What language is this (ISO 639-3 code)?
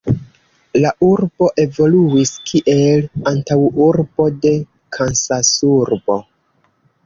epo